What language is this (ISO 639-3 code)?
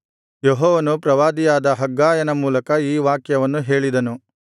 kan